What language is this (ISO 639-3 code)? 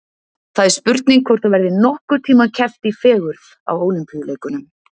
isl